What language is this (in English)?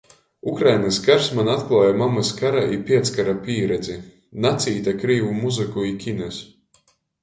Latgalian